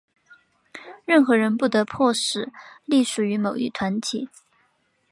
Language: Chinese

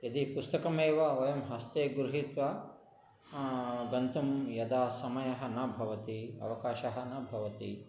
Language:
Sanskrit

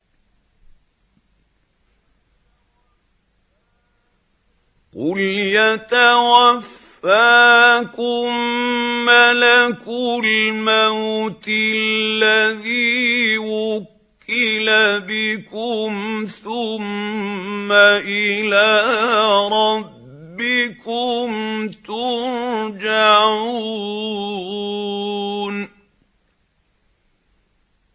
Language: Arabic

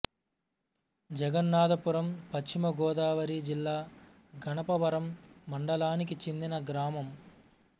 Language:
Telugu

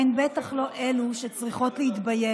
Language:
Hebrew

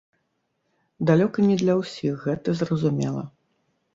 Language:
Belarusian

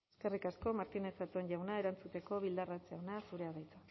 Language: Basque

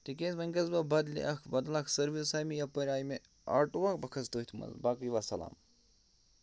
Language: Kashmiri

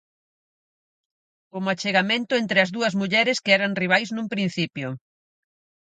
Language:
Galician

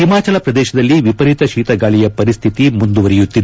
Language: Kannada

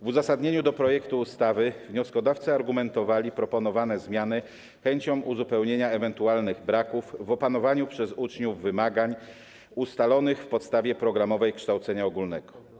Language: Polish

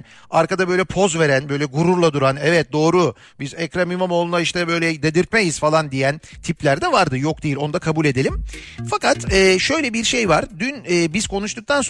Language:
Turkish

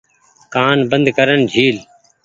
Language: Goaria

